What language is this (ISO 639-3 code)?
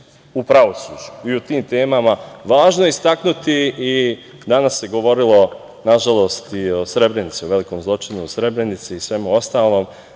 srp